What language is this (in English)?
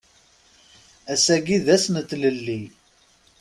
Kabyle